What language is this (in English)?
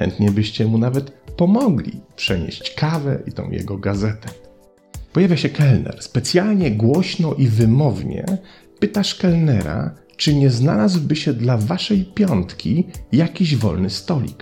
Polish